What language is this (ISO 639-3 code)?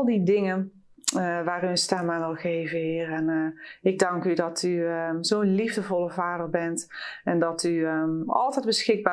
nld